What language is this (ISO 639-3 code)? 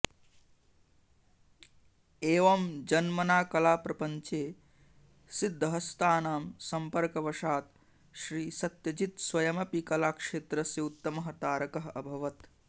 san